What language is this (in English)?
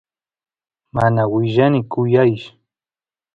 Santiago del Estero Quichua